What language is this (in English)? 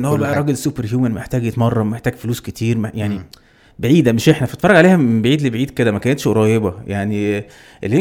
Arabic